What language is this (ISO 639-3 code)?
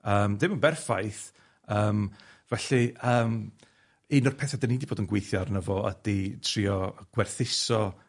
cym